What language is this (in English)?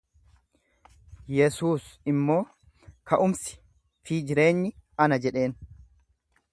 Oromo